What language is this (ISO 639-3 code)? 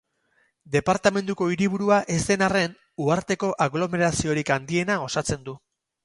eus